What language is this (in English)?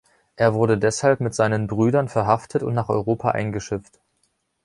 German